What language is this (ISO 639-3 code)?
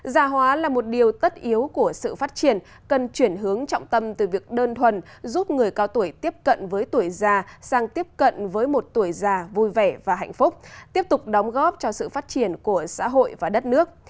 vie